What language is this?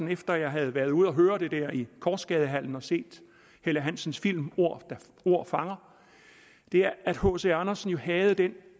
Danish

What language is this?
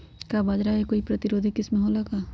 Magahi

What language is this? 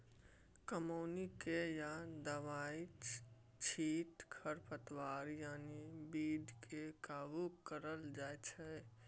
Maithili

